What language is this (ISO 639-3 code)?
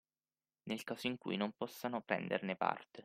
ita